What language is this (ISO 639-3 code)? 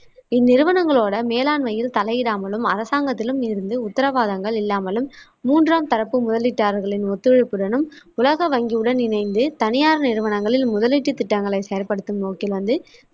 tam